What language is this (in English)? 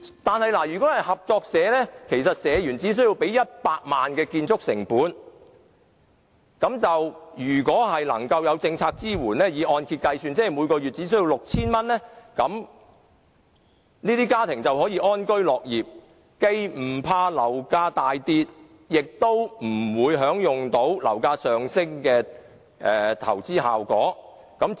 Cantonese